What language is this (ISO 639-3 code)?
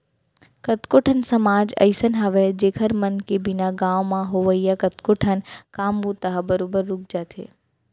hne